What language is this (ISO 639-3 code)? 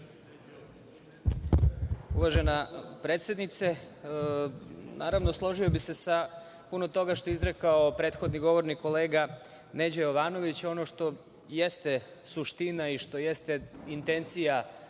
srp